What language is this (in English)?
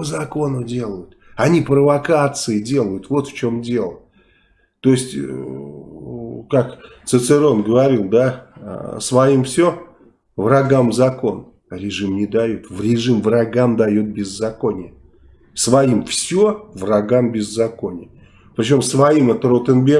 Russian